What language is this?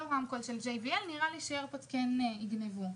Hebrew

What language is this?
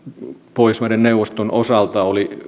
Finnish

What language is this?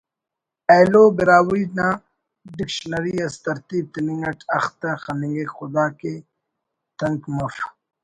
Brahui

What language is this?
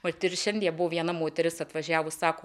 Lithuanian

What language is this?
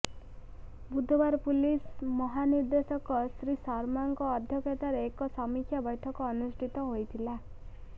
Odia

